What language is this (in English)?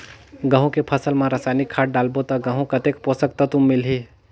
Chhattisgarhi